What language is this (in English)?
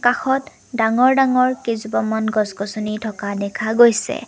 Assamese